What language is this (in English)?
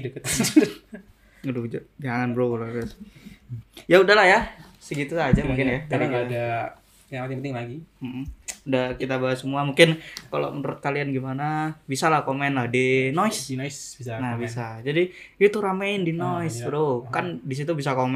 Indonesian